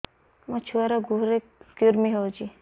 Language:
Odia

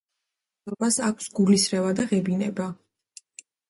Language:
Georgian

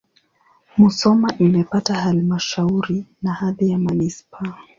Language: Swahili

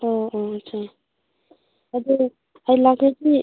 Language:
Manipuri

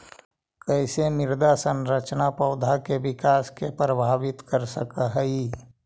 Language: Magahi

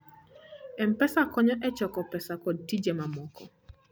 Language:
Luo (Kenya and Tanzania)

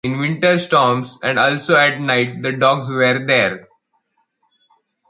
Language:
English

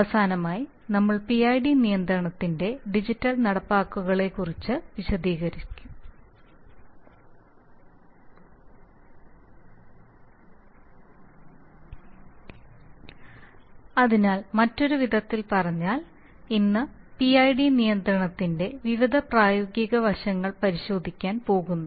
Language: Malayalam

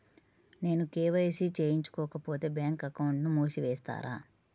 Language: Telugu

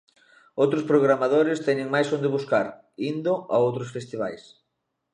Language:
Galician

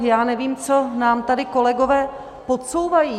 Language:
Czech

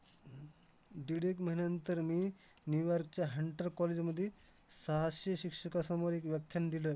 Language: Marathi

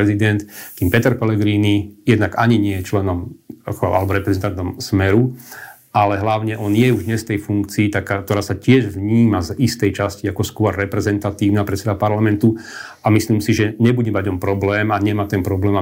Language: Slovak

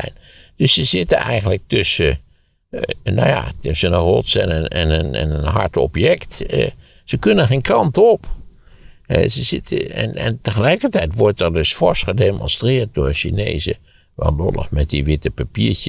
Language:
Dutch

